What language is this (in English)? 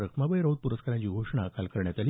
Marathi